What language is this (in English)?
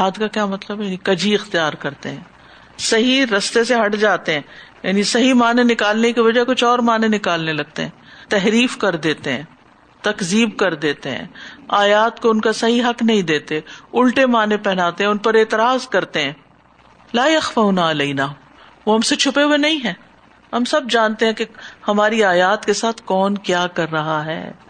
Urdu